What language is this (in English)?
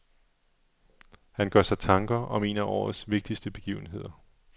Danish